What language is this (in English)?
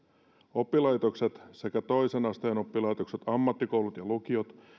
Finnish